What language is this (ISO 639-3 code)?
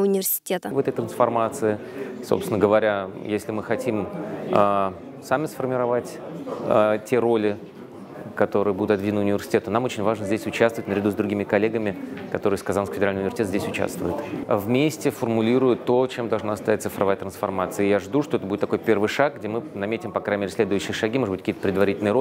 rus